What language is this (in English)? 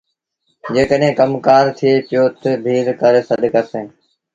Sindhi Bhil